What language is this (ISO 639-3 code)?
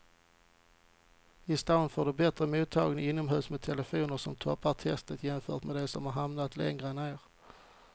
swe